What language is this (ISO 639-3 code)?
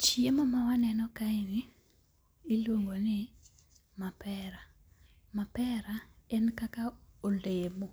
luo